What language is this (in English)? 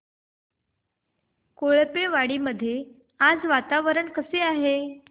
Marathi